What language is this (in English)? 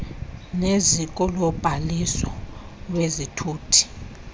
Xhosa